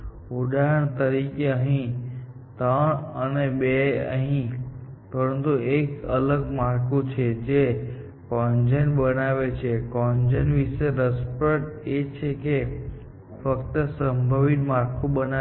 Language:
Gujarati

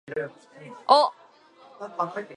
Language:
Japanese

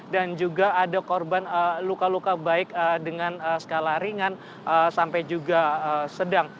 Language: Indonesian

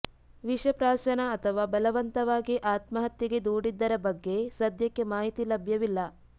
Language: Kannada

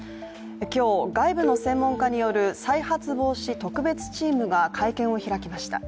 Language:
Japanese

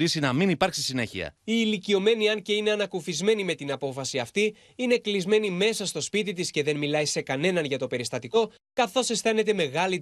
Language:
Greek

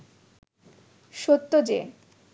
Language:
Bangla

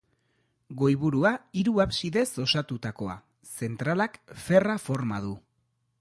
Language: Basque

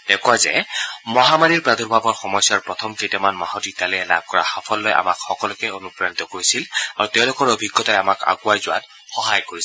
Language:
Assamese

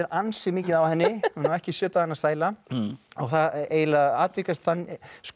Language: Icelandic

